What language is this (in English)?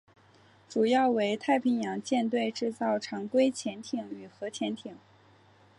Chinese